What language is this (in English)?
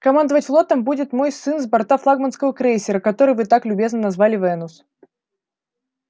Russian